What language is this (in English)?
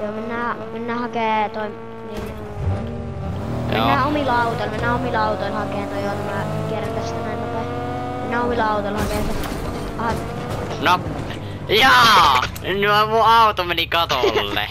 Finnish